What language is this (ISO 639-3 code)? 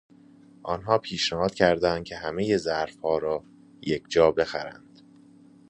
fas